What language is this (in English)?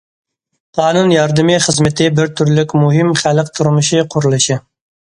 Uyghur